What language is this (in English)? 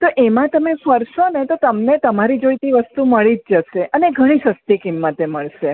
Gujarati